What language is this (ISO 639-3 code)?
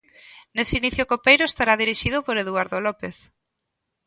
glg